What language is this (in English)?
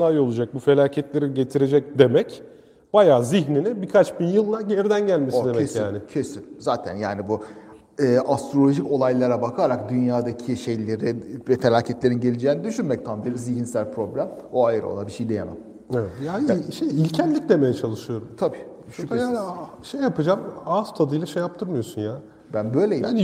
Turkish